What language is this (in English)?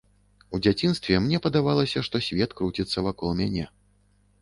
Belarusian